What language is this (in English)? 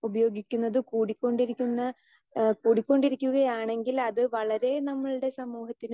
Malayalam